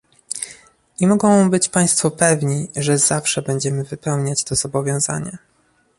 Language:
Polish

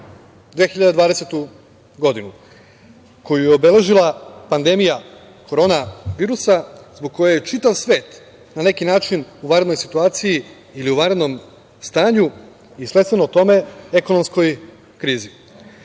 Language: Serbian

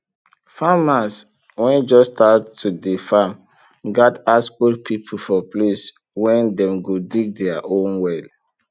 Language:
Nigerian Pidgin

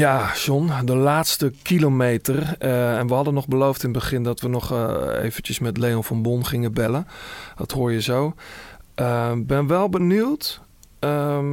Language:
Dutch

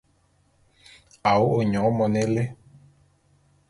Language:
Bulu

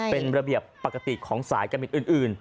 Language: Thai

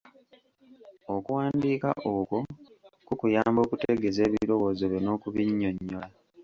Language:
Ganda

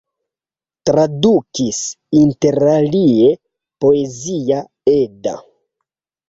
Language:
Esperanto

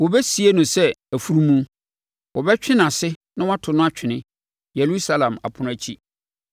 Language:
Akan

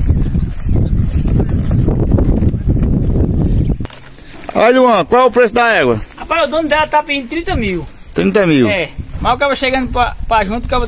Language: Portuguese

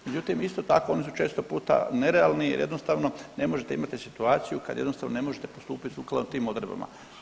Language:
Croatian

